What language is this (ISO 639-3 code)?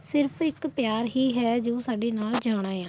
pan